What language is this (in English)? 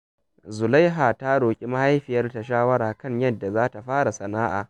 Hausa